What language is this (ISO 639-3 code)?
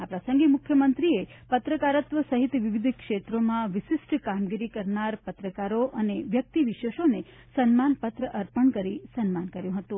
guj